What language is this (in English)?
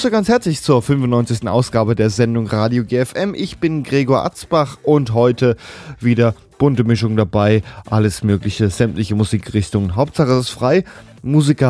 German